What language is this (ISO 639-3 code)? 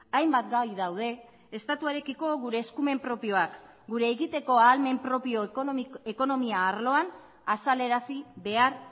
eus